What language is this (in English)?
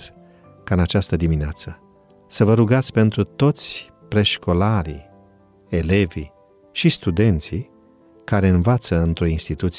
Romanian